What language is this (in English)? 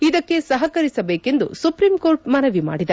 Kannada